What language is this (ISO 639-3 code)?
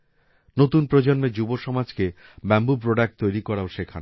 ben